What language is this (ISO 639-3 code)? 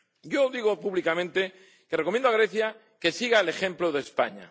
spa